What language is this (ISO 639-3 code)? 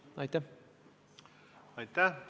est